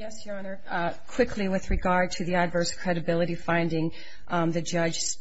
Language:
English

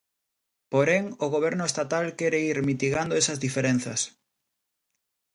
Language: Galician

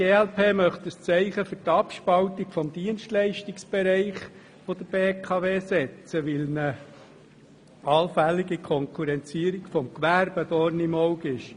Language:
Swiss German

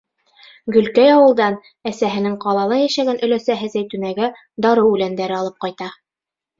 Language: Bashkir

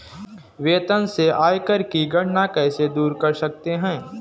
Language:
Hindi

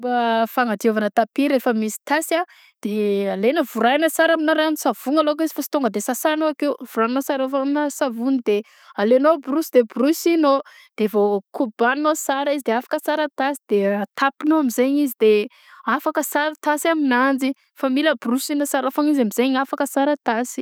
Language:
Southern Betsimisaraka Malagasy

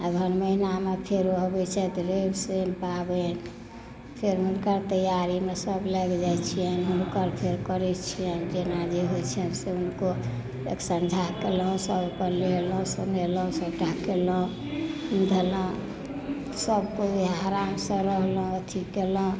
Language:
Maithili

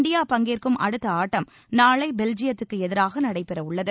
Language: Tamil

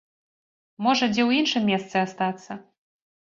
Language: Belarusian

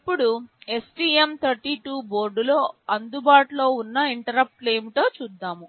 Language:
Telugu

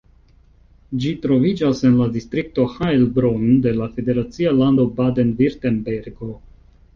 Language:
Esperanto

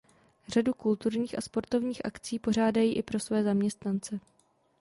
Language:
Czech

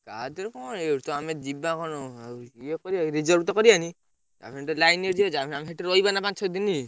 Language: Odia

